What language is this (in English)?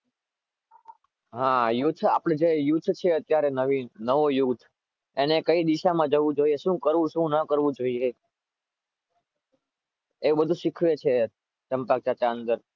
Gujarati